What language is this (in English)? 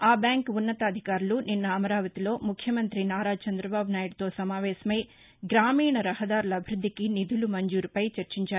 Telugu